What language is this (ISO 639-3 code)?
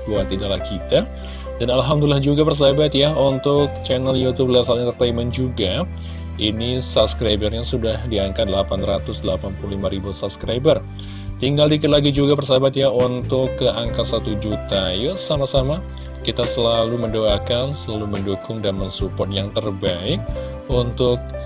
ind